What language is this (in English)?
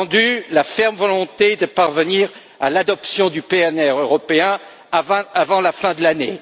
French